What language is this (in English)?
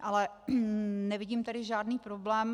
Czech